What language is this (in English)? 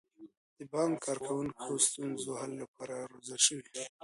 Pashto